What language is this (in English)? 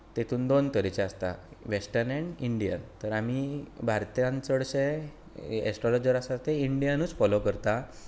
Konkani